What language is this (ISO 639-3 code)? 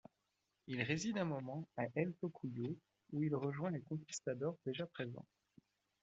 fra